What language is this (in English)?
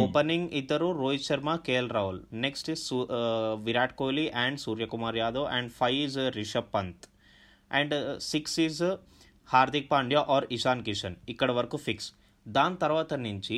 Telugu